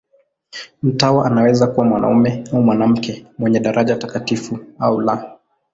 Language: Swahili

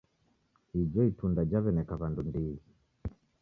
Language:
Taita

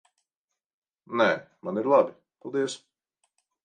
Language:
Latvian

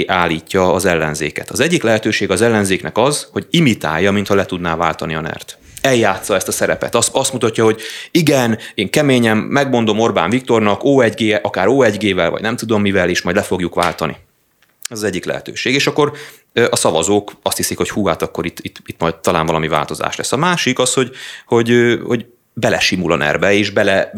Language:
Hungarian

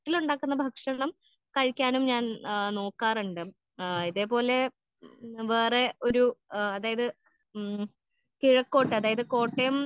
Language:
Malayalam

